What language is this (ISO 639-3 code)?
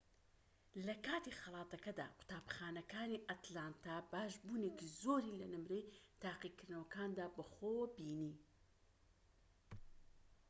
ckb